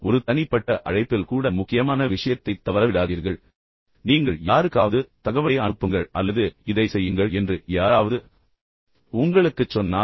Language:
Tamil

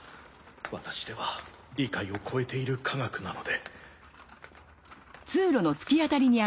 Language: Japanese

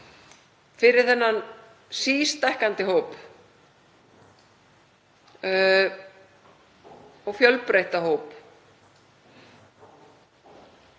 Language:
Icelandic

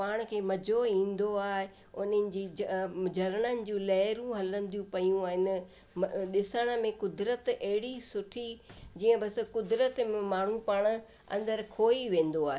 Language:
Sindhi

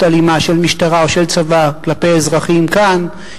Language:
Hebrew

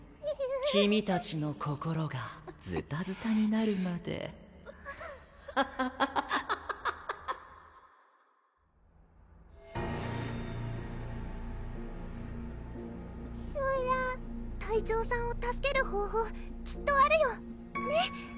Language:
Japanese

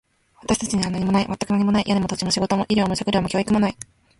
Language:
Japanese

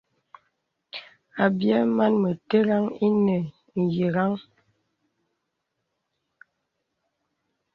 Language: Bebele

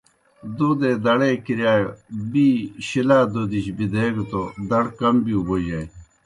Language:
Kohistani Shina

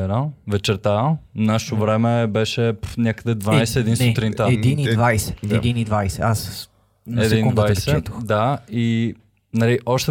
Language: Bulgarian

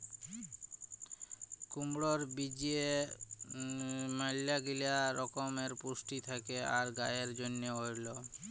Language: Bangla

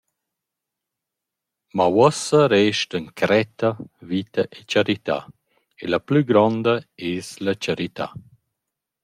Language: Romansh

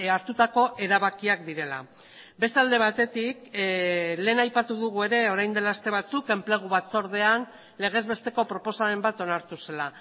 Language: Basque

